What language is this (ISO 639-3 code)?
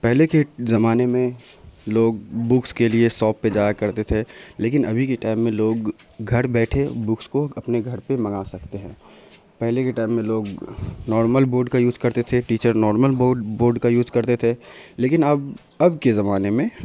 urd